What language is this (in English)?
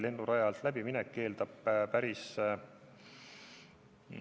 Estonian